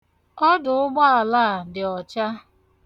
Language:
Igbo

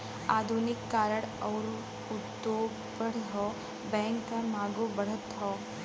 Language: Bhojpuri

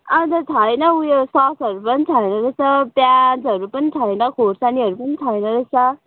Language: Nepali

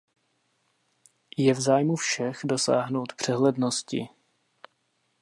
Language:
Czech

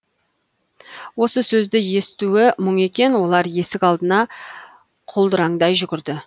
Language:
Kazakh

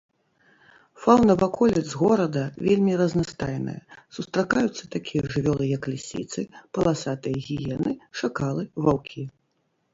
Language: Belarusian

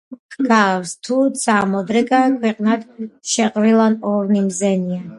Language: Georgian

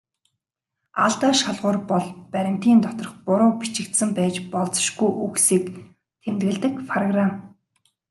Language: Mongolian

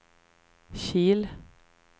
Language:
Swedish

